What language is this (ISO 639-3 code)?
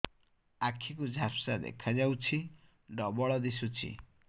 ori